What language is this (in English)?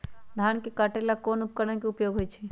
Magahi